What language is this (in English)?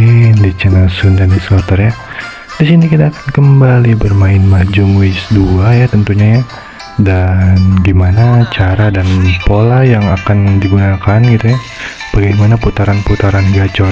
Indonesian